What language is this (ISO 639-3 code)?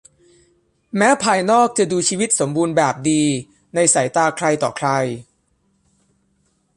tha